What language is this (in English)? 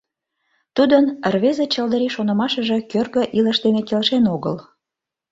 Mari